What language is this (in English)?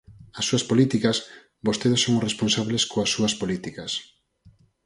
Galician